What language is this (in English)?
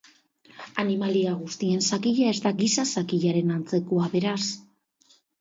Basque